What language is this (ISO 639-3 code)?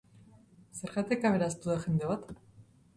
eus